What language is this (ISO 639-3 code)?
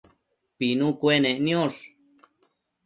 mcf